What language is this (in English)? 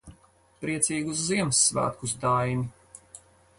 Latvian